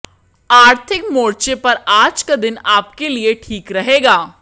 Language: Hindi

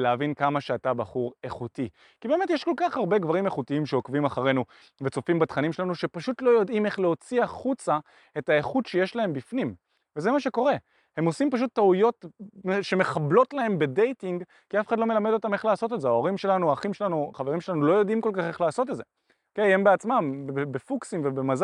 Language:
Hebrew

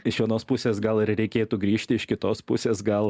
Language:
Lithuanian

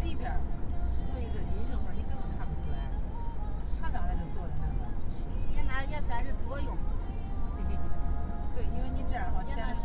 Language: Chinese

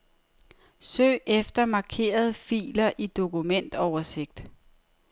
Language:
Danish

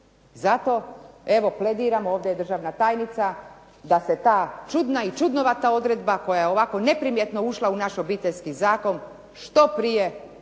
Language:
Croatian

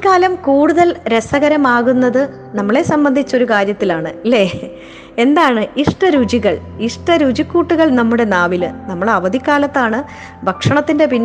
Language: Malayalam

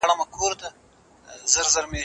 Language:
Pashto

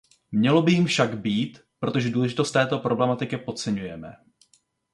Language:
Czech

